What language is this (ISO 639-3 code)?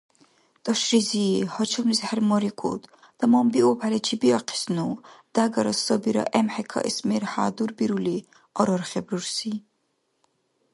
dar